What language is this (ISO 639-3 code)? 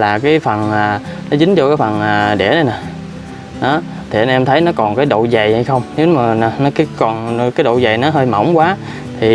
vie